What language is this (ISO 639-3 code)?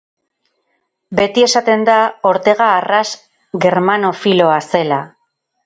eus